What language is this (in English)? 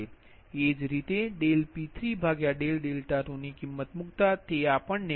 Gujarati